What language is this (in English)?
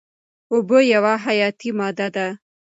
Pashto